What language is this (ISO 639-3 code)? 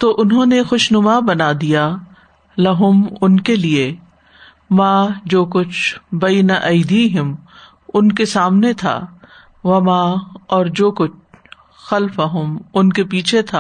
urd